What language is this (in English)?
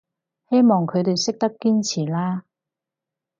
Cantonese